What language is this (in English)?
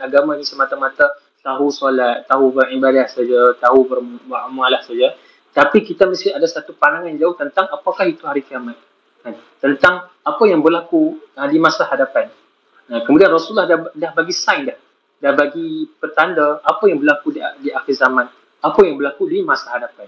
Malay